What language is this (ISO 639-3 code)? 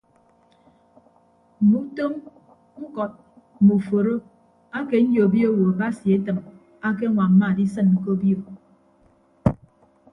ibb